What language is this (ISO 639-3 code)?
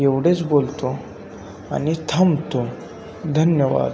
mar